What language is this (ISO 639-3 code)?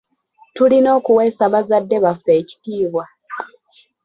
lug